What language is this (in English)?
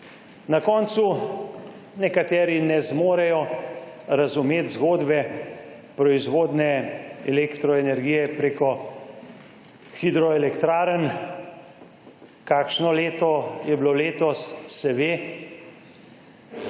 Slovenian